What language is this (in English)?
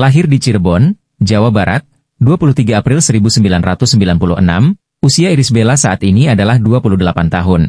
Indonesian